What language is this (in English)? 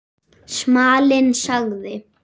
Icelandic